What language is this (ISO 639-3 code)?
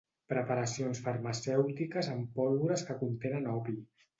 cat